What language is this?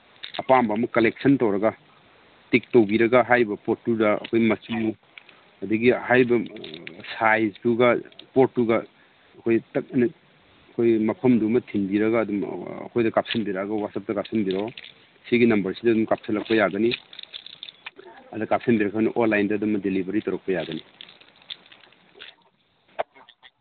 Manipuri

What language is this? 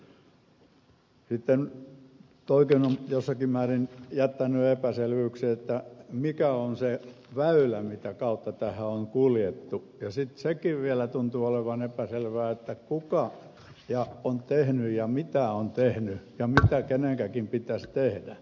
Finnish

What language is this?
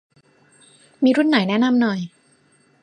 Thai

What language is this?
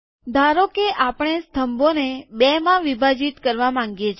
Gujarati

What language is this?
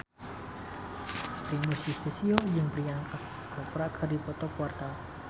Sundanese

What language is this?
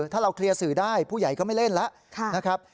Thai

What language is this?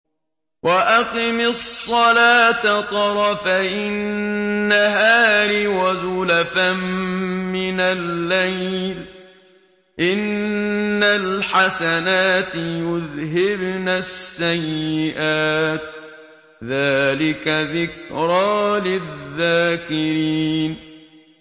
Arabic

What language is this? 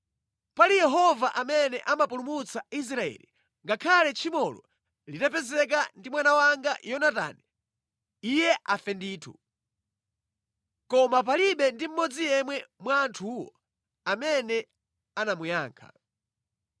Nyanja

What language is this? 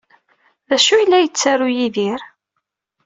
Kabyle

